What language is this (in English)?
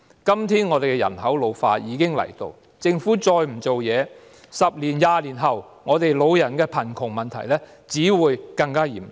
Cantonese